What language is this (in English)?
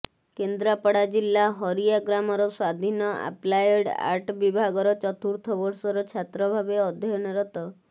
Odia